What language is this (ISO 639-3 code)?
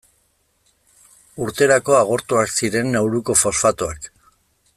eus